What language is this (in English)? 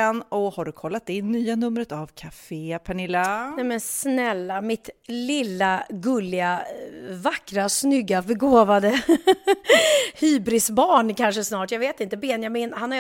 Swedish